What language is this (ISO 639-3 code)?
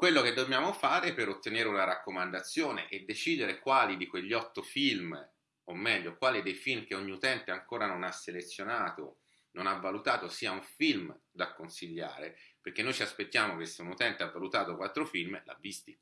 ita